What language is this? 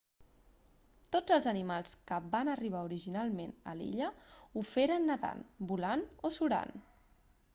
Catalan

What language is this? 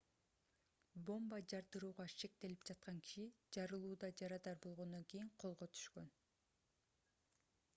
Kyrgyz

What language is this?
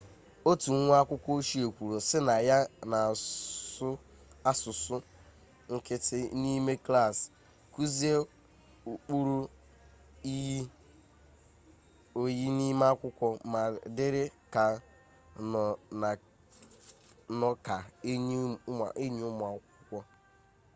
Igbo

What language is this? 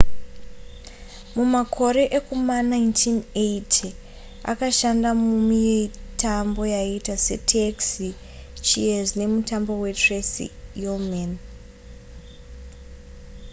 Shona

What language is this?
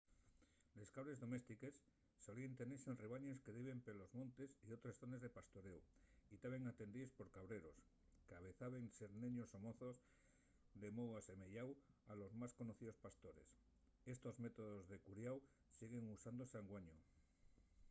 Asturian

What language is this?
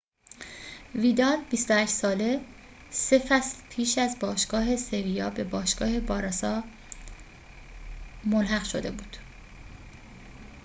Persian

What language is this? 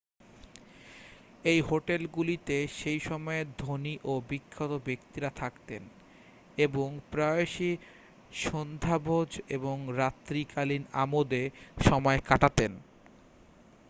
Bangla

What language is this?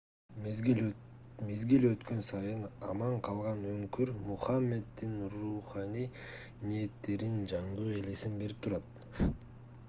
Kyrgyz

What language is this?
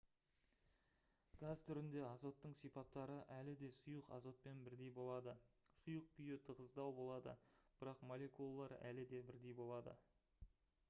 Kazakh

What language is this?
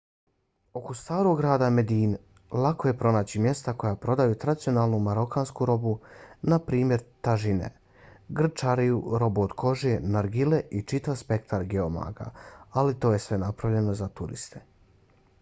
Bosnian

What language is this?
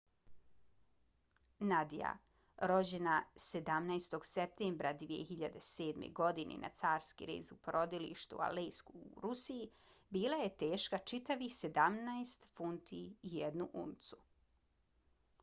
Bosnian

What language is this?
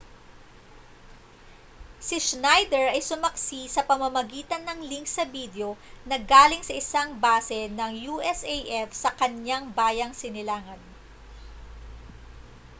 Filipino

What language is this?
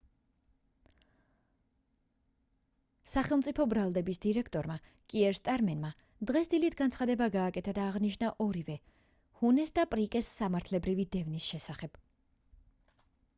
Georgian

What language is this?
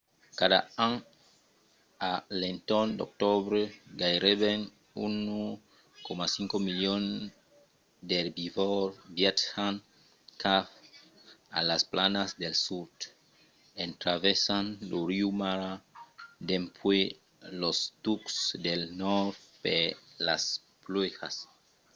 Occitan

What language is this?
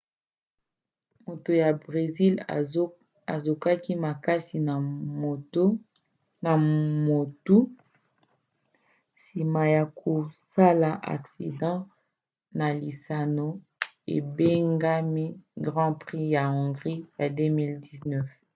Lingala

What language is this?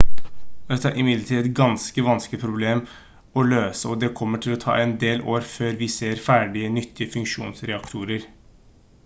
Norwegian Bokmål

